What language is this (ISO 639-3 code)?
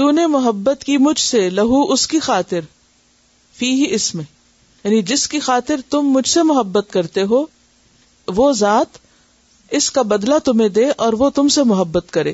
urd